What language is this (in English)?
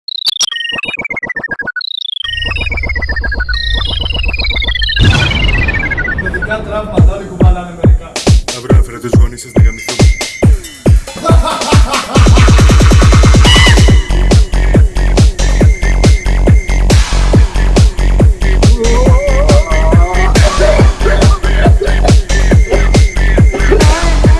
Greek